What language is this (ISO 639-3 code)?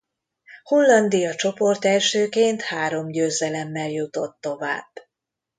hun